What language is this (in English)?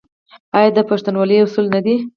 Pashto